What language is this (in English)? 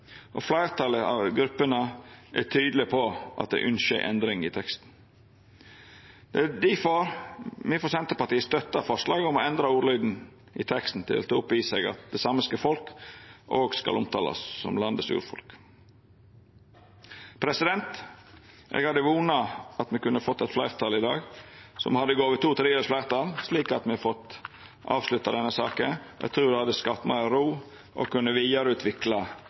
Norwegian Nynorsk